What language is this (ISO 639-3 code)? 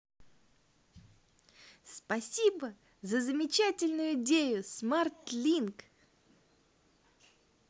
rus